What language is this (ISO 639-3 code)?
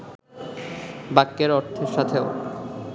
ben